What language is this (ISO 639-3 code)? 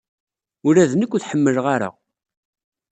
kab